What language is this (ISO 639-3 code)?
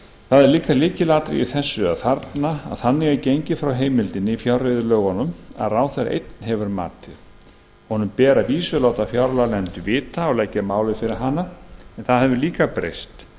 isl